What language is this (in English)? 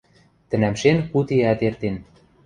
Western Mari